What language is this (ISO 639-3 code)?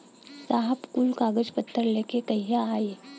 bho